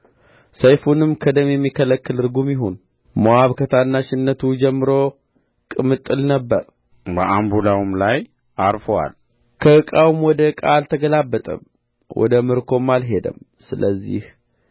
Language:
Amharic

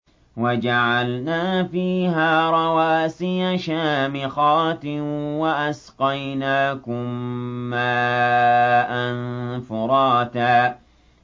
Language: Arabic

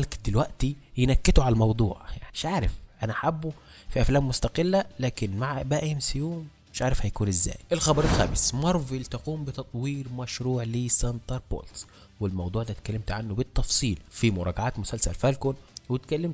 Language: Arabic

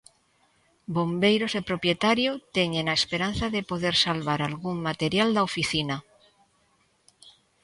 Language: Galician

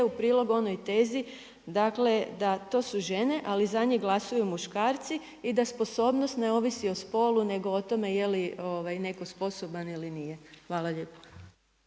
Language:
Croatian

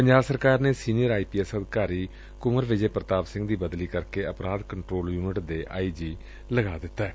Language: Punjabi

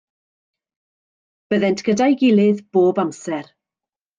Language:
Welsh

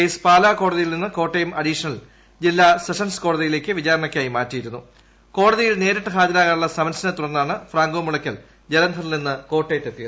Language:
Malayalam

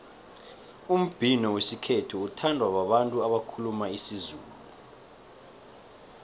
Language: South Ndebele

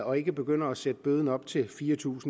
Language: Danish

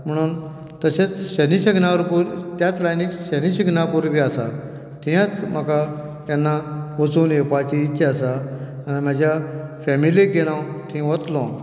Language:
Konkani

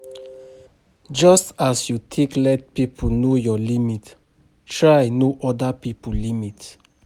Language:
Nigerian Pidgin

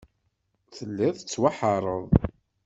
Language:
Kabyle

